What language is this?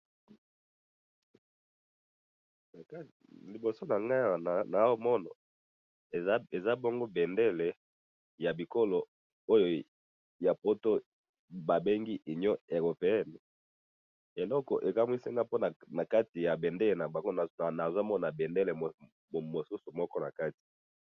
Lingala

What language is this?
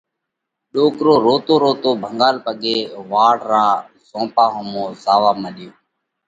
Parkari Koli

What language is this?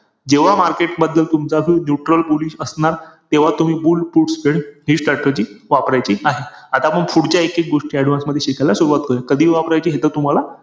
Marathi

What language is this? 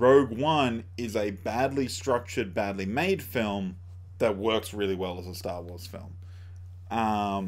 English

